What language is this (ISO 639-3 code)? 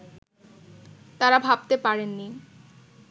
ben